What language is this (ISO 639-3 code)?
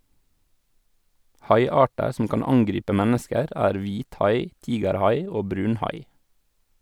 nor